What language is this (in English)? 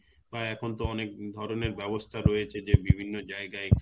Bangla